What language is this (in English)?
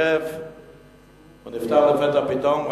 Hebrew